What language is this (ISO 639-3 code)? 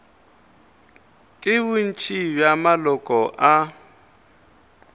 nso